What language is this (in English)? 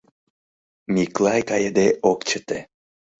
Mari